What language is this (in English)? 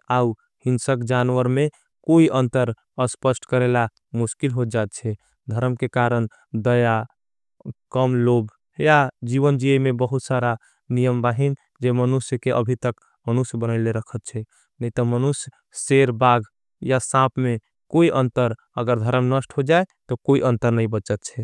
Angika